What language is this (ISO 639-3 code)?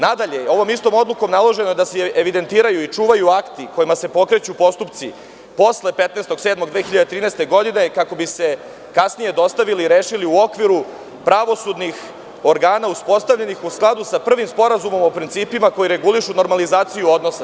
srp